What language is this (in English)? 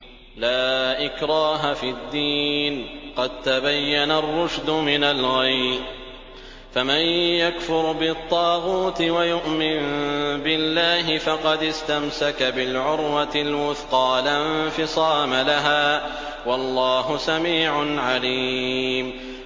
Arabic